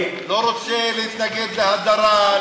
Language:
Hebrew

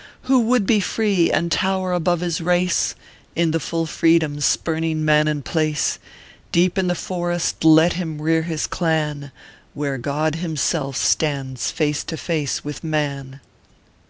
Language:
English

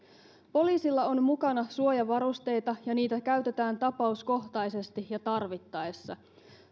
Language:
Finnish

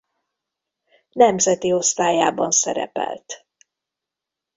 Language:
Hungarian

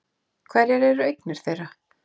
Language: Icelandic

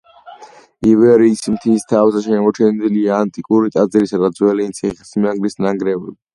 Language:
Georgian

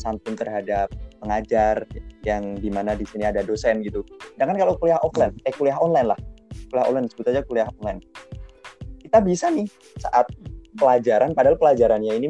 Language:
Indonesian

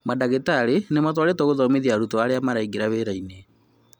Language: Kikuyu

